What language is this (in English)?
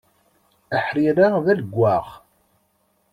Kabyle